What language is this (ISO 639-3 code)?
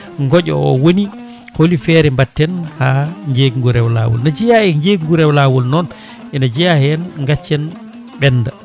ful